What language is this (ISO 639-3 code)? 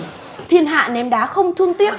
vie